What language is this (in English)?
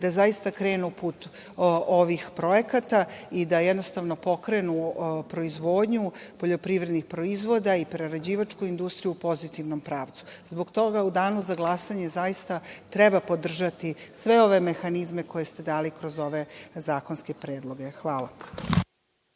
Serbian